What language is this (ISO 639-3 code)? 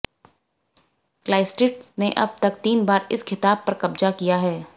hin